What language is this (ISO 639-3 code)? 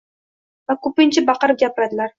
uzb